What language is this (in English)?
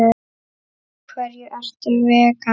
Icelandic